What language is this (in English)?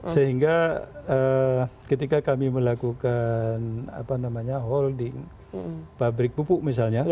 Indonesian